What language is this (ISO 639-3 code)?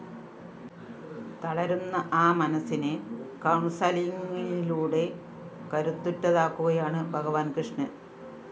mal